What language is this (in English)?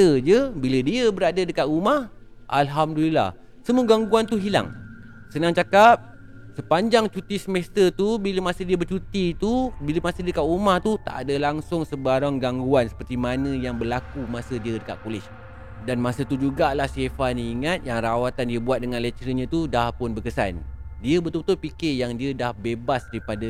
Malay